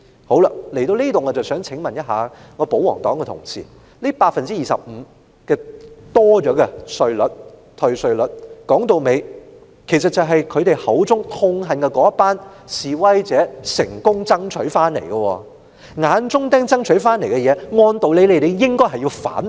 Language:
Cantonese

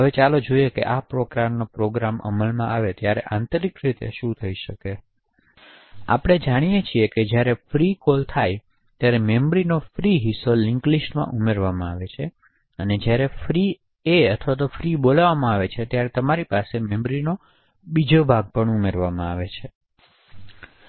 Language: Gujarati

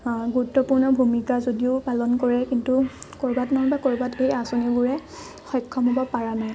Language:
Assamese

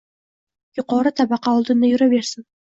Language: Uzbek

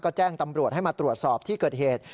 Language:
Thai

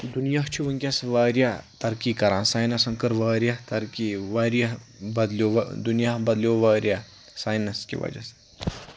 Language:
Kashmiri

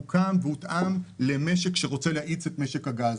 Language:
Hebrew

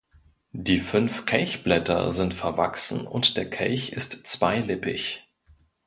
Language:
German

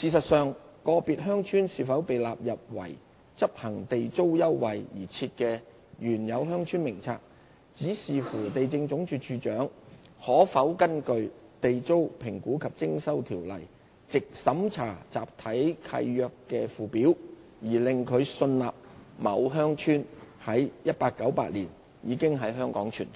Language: Cantonese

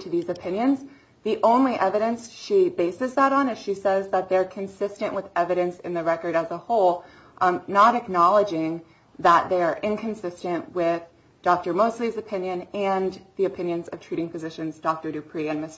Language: English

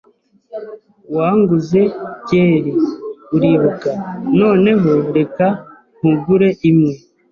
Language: Kinyarwanda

